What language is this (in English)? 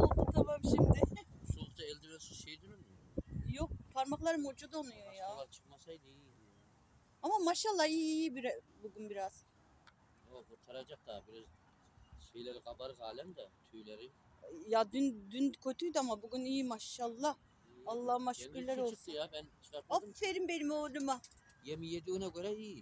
Turkish